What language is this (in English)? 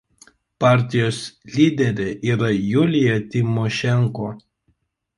Lithuanian